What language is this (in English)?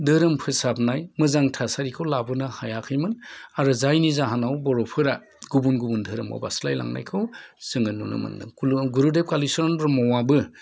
Bodo